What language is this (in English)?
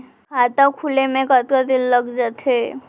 Chhattisgarhi